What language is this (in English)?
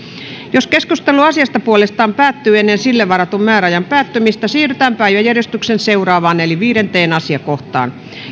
Finnish